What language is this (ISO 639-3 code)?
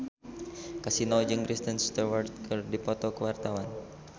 sun